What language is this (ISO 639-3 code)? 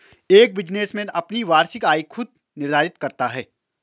hin